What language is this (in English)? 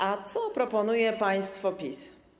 Polish